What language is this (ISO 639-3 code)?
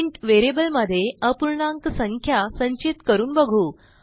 mar